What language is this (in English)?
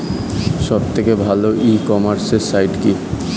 Bangla